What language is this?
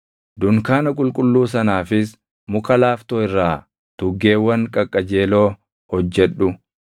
Oromo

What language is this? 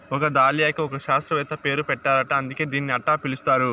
Telugu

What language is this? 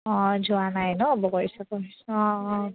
Assamese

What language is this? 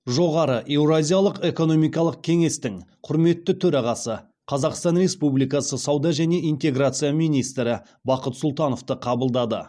Kazakh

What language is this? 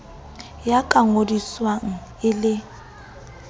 Southern Sotho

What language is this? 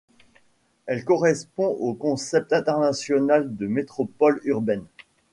French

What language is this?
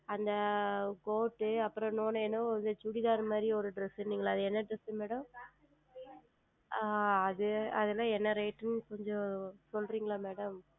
Tamil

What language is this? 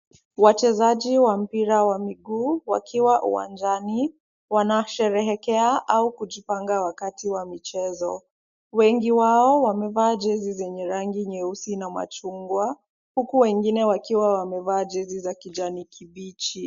Swahili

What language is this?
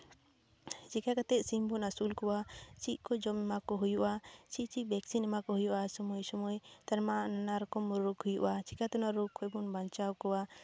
Santali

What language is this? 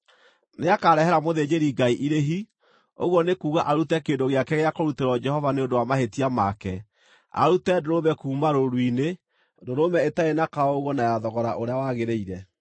Kikuyu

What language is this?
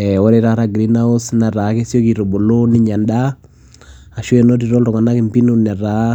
Masai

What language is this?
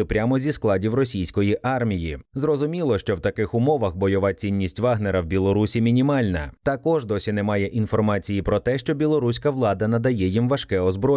Ukrainian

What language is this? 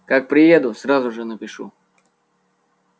Russian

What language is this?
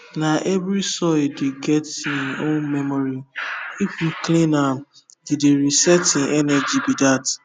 Nigerian Pidgin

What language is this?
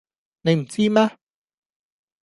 Cantonese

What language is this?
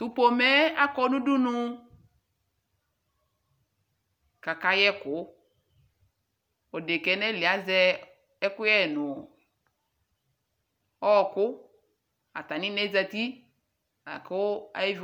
Ikposo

